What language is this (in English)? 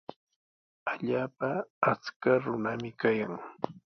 Sihuas Ancash Quechua